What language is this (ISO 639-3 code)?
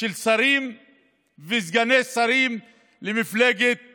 heb